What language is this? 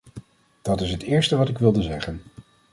Dutch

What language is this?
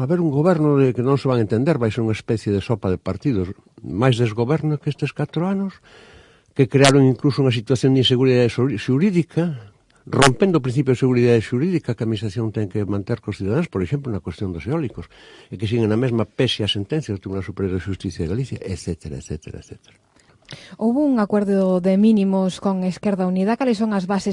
Spanish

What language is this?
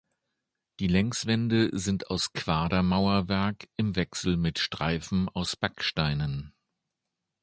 German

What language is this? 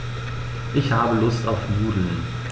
German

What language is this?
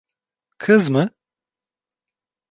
Turkish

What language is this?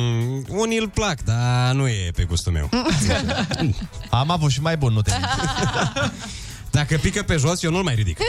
Romanian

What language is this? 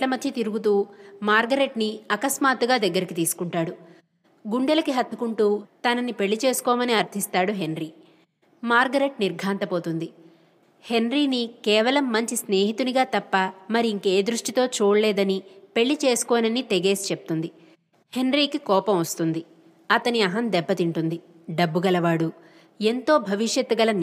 Telugu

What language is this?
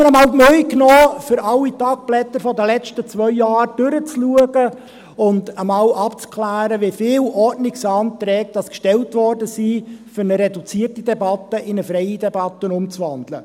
Swiss German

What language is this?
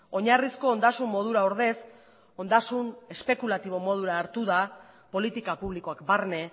Basque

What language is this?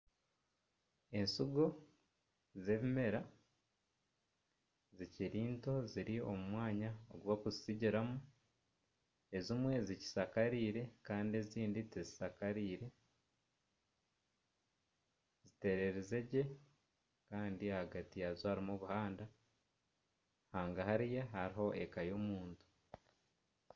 Nyankole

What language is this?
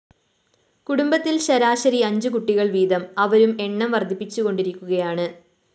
Malayalam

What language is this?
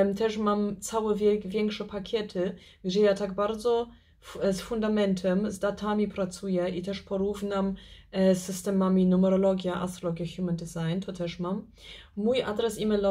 Polish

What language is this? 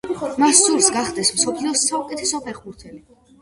Georgian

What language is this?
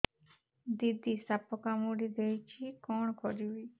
Odia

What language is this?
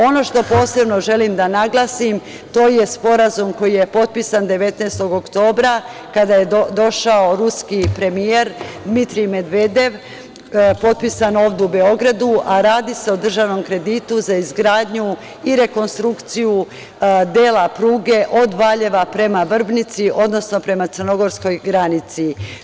Serbian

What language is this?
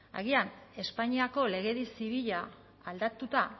Basque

